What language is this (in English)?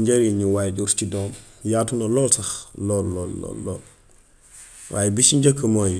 Gambian Wolof